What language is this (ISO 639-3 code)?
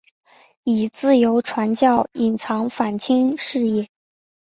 zho